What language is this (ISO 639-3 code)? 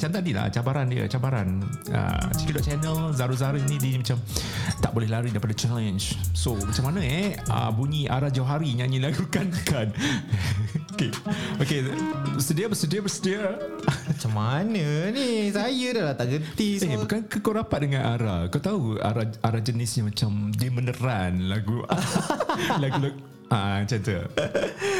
msa